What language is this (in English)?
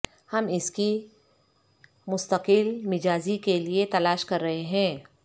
Urdu